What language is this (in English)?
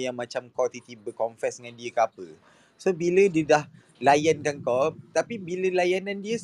Malay